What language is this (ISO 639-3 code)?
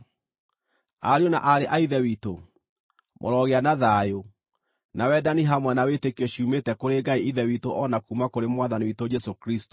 kik